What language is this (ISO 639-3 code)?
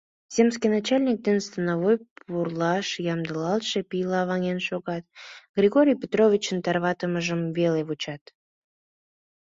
chm